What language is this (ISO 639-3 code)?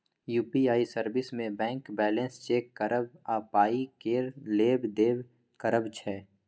mai